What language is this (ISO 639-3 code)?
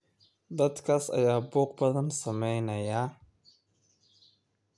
som